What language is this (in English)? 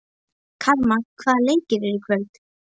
Icelandic